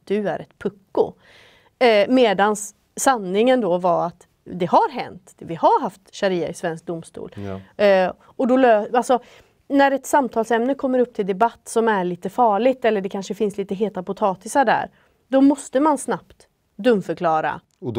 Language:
Swedish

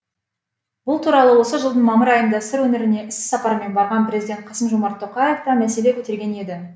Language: Kazakh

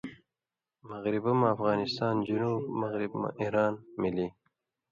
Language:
Indus Kohistani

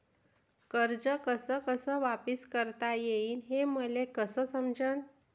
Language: Marathi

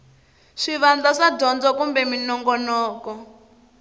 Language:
Tsonga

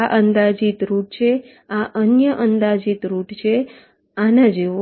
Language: Gujarati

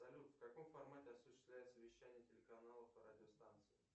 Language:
Russian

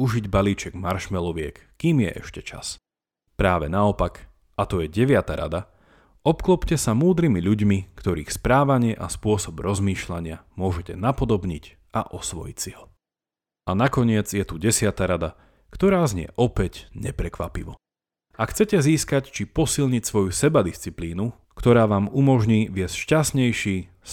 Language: Slovak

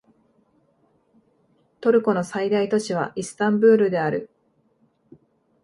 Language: Japanese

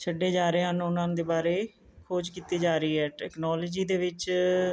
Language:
Punjabi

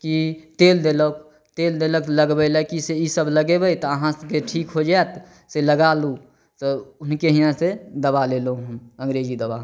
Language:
Maithili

